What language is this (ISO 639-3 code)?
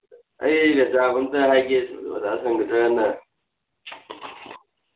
mni